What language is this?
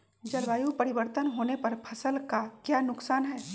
Magahi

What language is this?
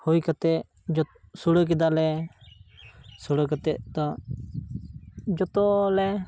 Santali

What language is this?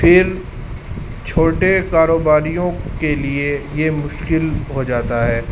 Urdu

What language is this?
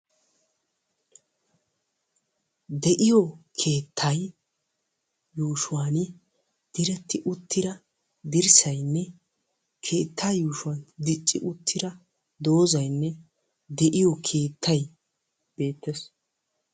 Wolaytta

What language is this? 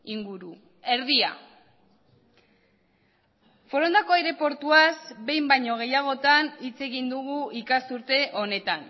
Basque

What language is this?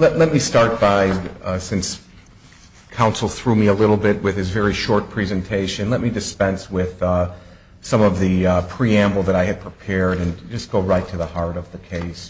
English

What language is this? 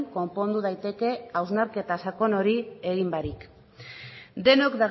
Basque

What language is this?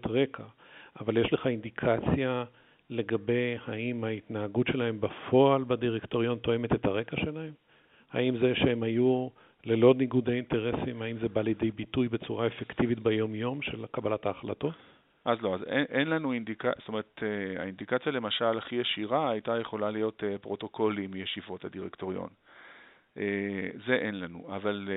Hebrew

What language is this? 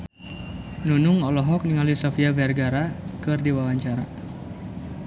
Sundanese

